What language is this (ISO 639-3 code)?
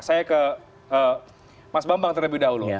ind